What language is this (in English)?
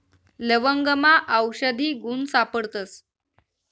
Marathi